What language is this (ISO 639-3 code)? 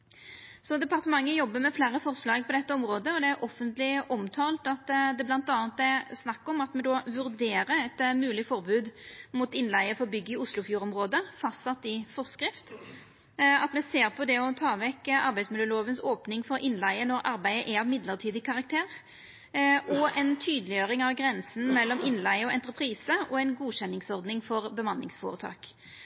nno